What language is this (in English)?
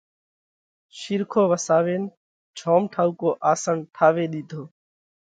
Parkari Koli